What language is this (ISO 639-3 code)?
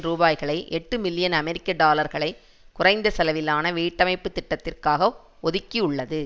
tam